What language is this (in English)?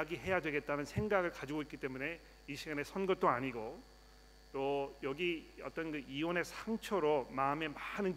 Korean